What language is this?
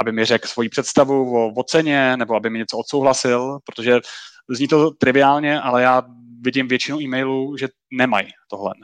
Czech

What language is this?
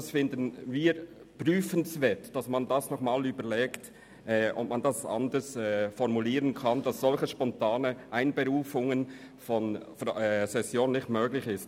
Swiss German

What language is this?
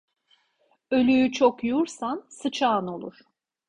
Turkish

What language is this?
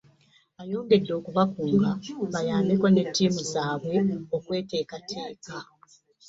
Ganda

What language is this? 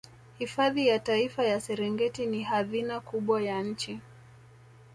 Swahili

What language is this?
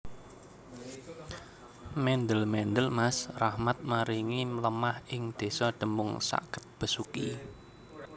Javanese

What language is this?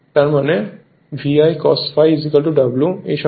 Bangla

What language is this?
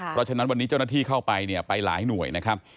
Thai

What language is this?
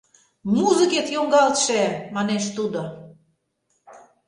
Mari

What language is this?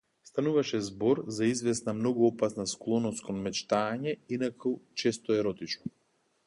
Macedonian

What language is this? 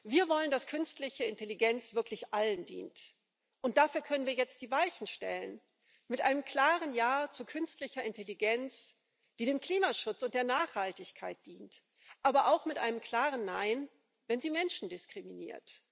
German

